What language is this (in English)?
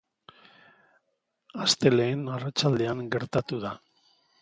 Basque